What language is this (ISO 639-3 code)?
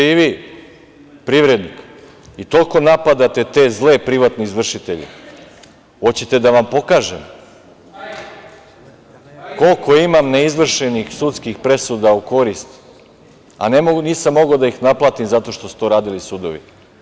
srp